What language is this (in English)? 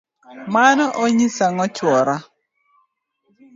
Luo (Kenya and Tanzania)